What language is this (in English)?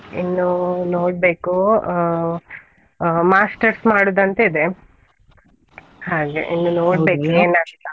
Kannada